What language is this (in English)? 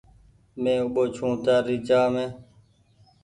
Goaria